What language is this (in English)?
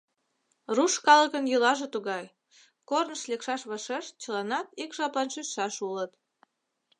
Mari